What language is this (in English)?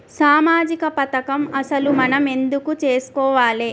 Telugu